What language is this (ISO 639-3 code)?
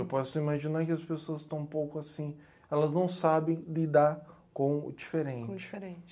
por